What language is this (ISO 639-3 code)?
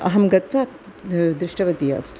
san